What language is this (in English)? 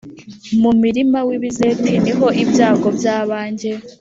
Kinyarwanda